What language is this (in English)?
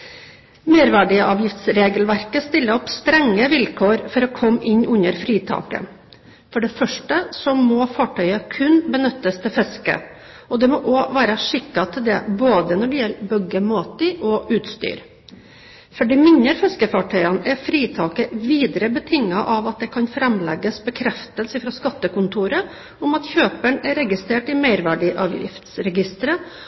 Norwegian Bokmål